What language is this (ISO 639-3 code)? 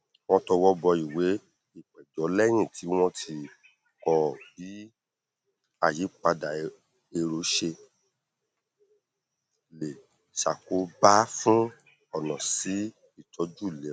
yor